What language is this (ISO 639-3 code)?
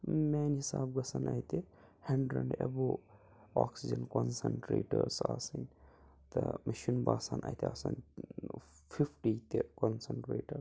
kas